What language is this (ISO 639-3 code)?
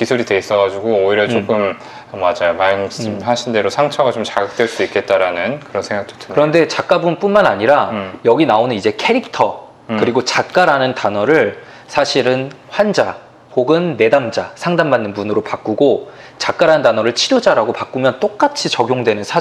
kor